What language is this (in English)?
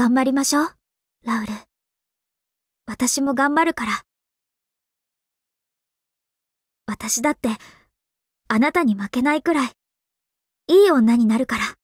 Japanese